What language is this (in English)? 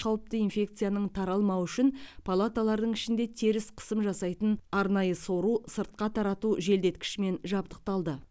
Kazakh